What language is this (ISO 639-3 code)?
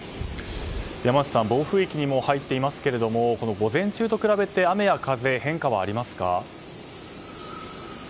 jpn